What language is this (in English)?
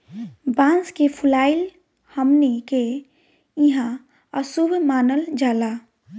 Bhojpuri